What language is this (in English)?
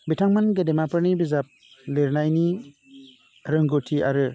Bodo